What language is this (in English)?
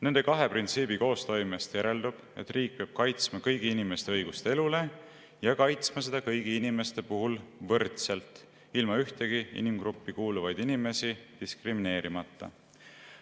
Estonian